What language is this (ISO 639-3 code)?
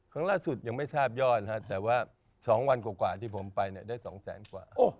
tha